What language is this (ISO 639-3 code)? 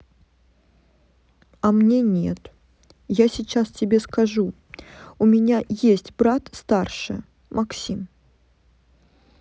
rus